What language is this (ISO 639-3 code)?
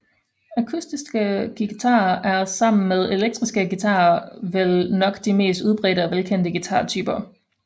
dan